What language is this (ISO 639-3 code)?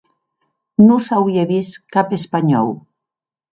oci